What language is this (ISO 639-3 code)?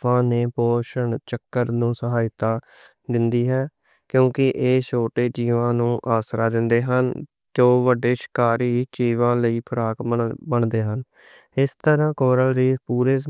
lah